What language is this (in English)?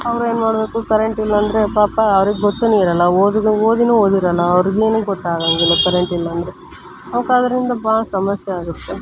Kannada